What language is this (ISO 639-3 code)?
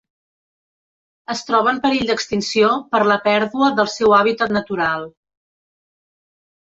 cat